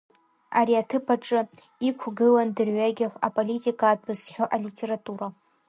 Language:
Abkhazian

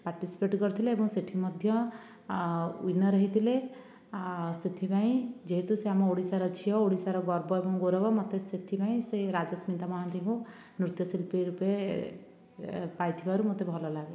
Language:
Odia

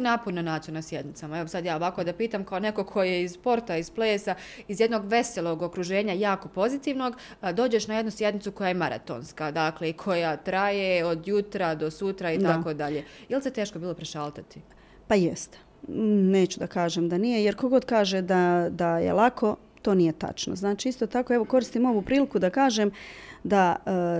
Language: Croatian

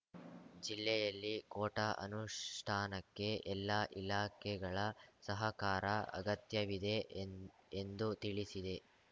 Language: Kannada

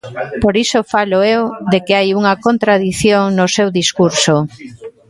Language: Galician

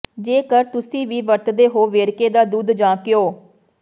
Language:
Punjabi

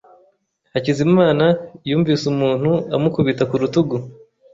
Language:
Kinyarwanda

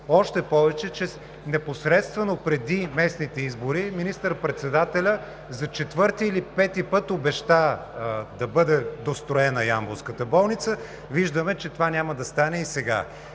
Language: Bulgarian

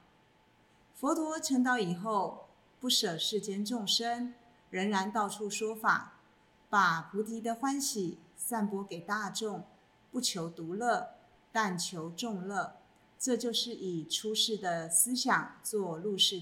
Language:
Chinese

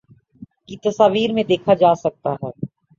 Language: Urdu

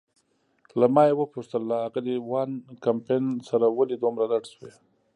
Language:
Pashto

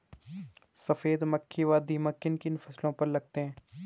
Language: Hindi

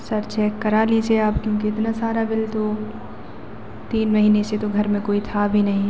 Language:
Hindi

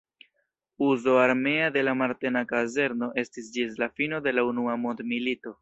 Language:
Esperanto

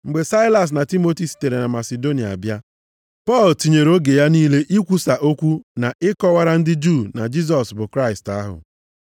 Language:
Igbo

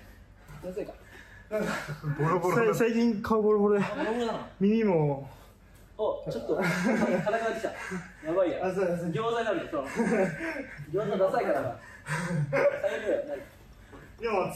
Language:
Japanese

